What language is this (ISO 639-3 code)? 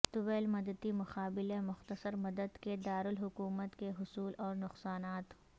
urd